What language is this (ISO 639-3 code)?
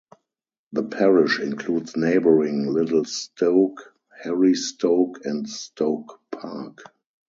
eng